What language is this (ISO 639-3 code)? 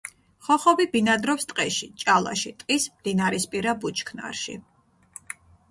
kat